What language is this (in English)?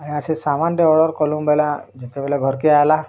Odia